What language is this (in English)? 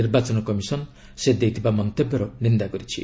Odia